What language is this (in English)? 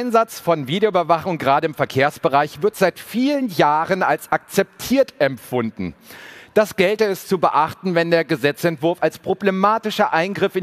German